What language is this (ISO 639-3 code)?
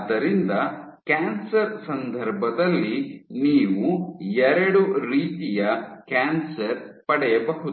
kan